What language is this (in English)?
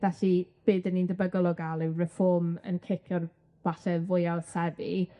Welsh